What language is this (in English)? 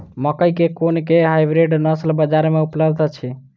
Maithili